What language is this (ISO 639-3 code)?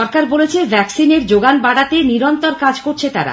ben